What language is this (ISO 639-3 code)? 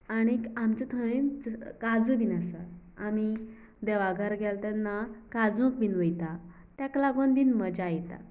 kok